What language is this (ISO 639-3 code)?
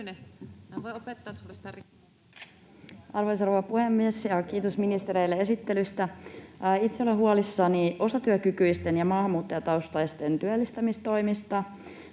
fin